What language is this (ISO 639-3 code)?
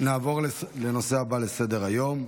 heb